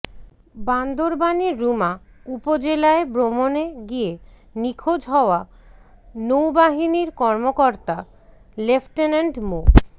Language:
Bangla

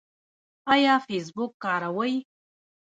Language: Pashto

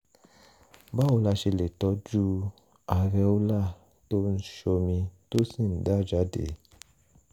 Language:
Yoruba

